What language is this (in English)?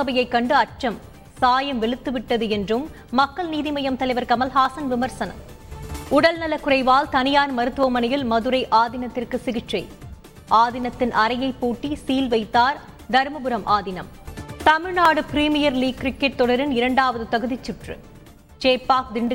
Tamil